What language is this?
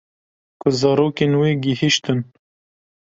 Kurdish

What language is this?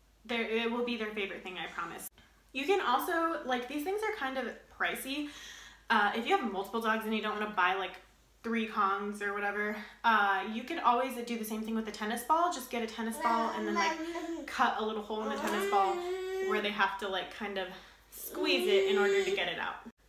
English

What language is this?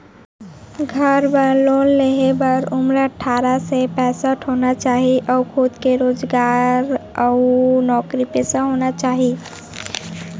Chhattisgarhi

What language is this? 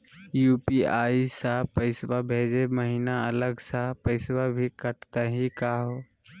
Magahi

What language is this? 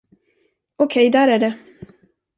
Swedish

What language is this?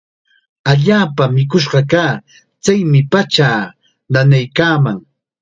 Chiquián Ancash Quechua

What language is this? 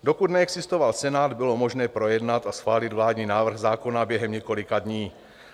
Czech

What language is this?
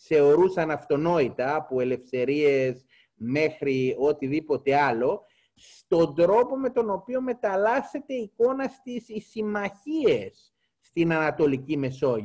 Greek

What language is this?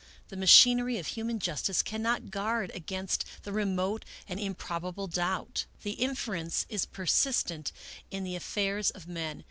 English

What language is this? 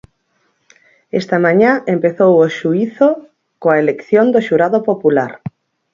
Galician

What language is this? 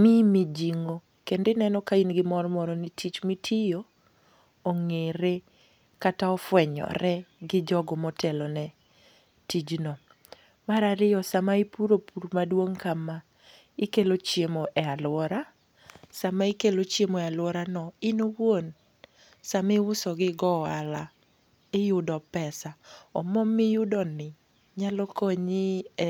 Luo (Kenya and Tanzania)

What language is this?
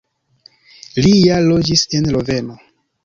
Esperanto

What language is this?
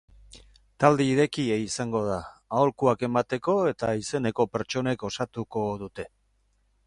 Basque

